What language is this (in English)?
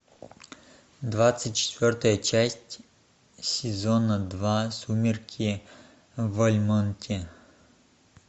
Russian